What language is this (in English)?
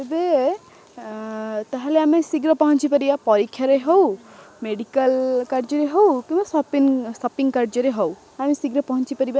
Odia